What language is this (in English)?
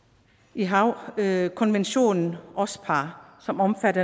Danish